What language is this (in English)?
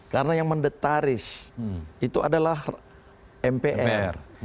Indonesian